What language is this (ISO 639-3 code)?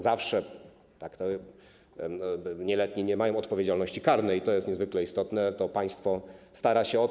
pol